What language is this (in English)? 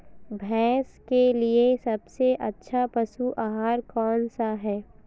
Hindi